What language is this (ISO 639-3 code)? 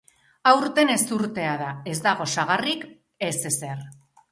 eus